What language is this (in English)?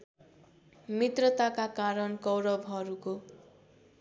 Nepali